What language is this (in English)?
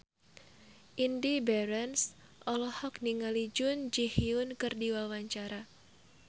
Sundanese